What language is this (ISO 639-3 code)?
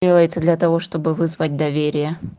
rus